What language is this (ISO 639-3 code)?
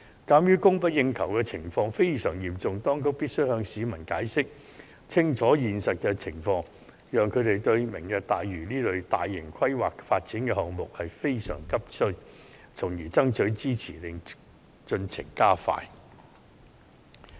yue